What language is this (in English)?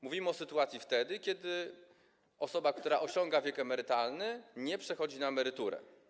Polish